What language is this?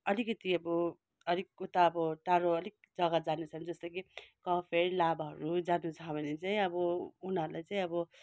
Nepali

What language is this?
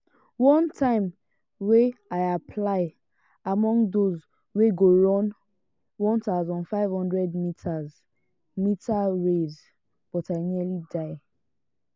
Nigerian Pidgin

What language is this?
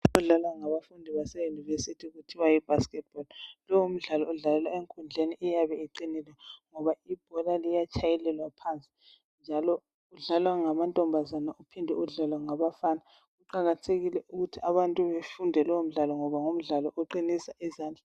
North Ndebele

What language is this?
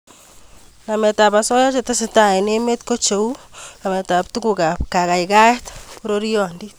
Kalenjin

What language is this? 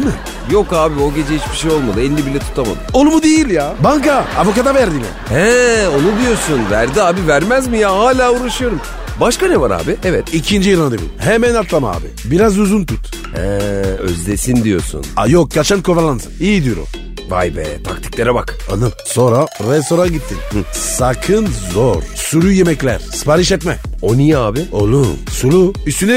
Turkish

